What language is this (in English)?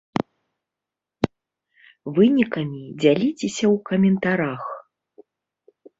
Belarusian